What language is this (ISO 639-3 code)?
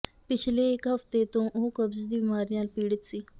pan